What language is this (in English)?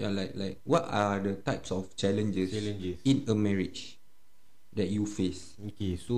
Malay